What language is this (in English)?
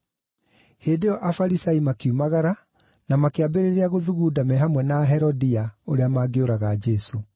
Kikuyu